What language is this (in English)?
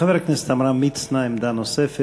Hebrew